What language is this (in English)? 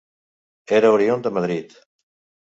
Catalan